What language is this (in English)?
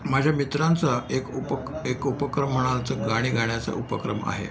Marathi